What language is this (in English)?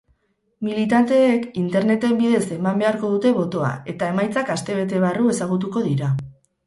Basque